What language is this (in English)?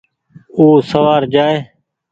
Goaria